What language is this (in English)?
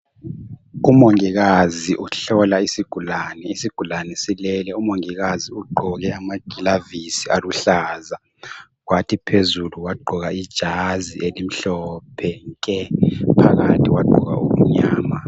North Ndebele